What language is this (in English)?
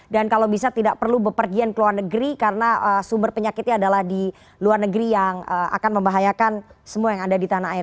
Indonesian